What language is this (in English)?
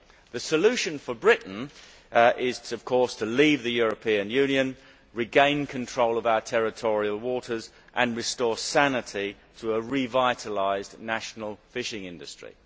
English